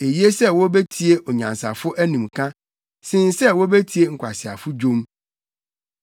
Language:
Akan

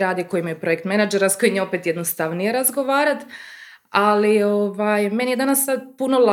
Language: Croatian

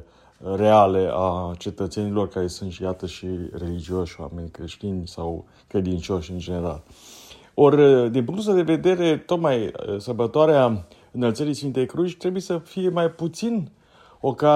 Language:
Romanian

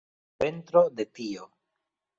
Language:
Esperanto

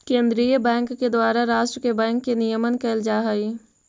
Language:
Magahi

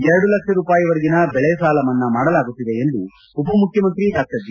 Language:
Kannada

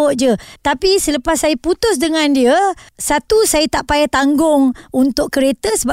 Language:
Malay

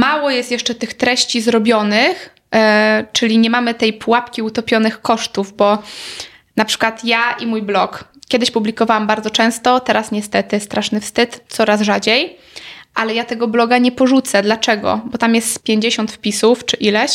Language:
Polish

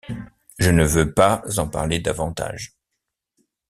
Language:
French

